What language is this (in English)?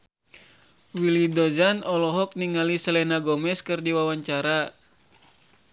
Sundanese